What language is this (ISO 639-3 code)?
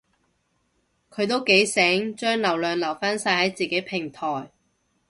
yue